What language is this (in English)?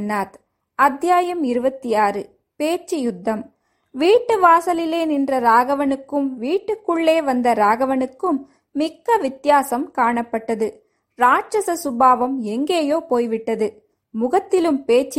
Tamil